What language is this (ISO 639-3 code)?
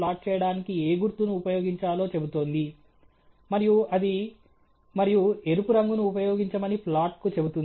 tel